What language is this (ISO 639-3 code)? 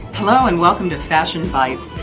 eng